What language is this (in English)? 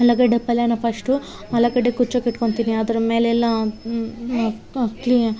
Kannada